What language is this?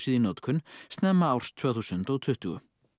Icelandic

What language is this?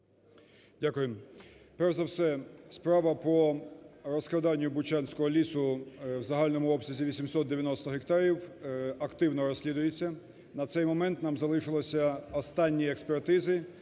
Ukrainian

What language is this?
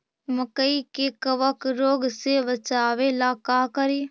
Magahi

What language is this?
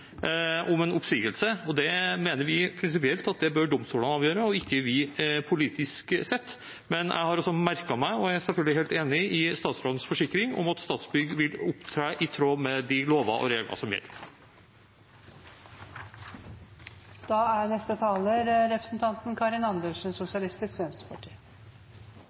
Norwegian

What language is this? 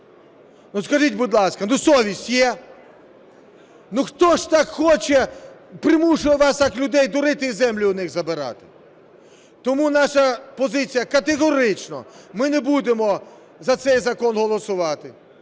Ukrainian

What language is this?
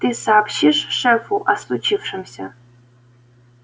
Russian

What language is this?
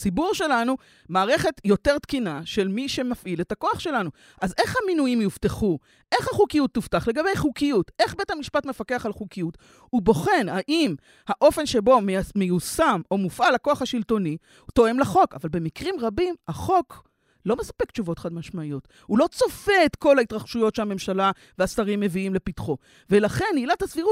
Hebrew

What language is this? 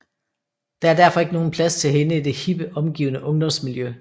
Danish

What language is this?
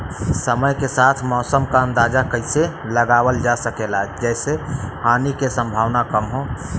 Bhojpuri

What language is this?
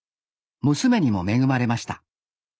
Japanese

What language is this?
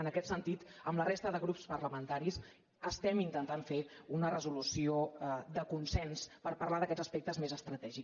Catalan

